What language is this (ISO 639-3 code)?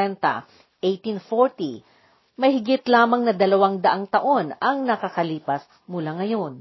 fil